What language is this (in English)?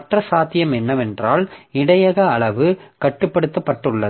Tamil